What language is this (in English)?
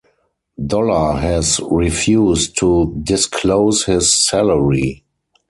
English